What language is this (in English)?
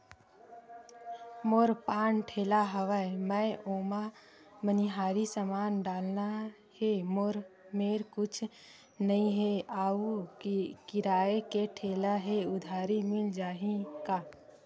Chhattisgarhi